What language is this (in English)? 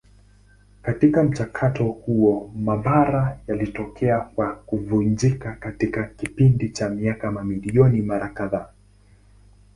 Swahili